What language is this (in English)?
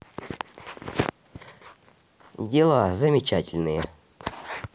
Russian